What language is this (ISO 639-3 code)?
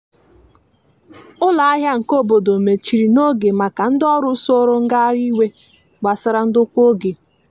ibo